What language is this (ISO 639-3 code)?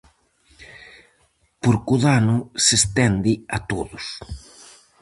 glg